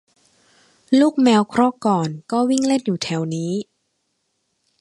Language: Thai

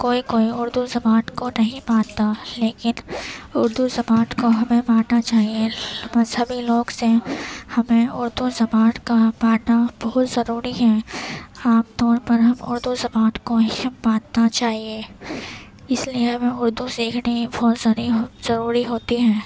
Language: Urdu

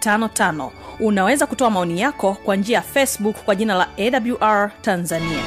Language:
Swahili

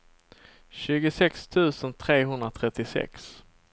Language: Swedish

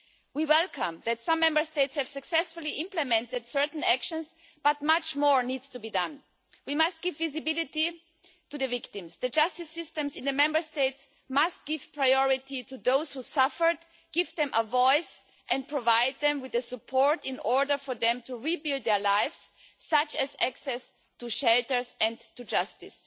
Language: English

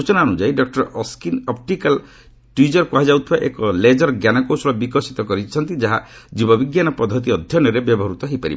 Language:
Odia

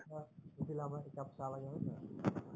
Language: Assamese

